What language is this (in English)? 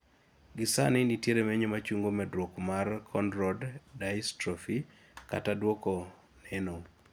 Luo (Kenya and Tanzania)